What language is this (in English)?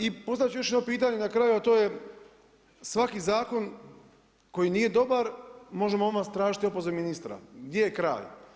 Croatian